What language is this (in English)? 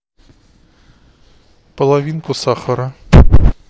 Russian